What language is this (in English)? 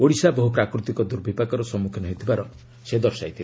Odia